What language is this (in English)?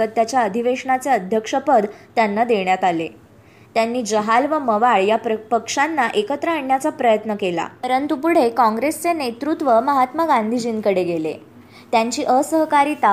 Marathi